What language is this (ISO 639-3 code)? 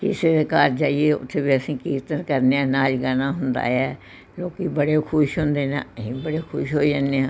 pan